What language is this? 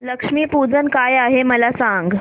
Marathi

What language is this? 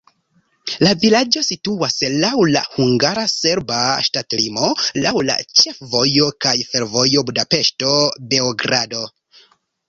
Esperanto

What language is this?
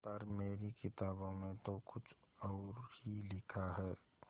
Hindi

